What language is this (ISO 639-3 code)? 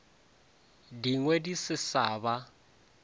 nso